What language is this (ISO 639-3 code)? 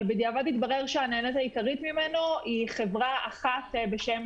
heb